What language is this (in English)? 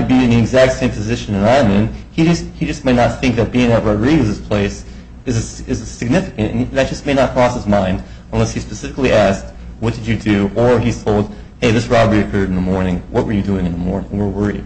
English